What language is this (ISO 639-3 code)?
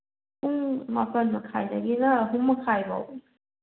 mni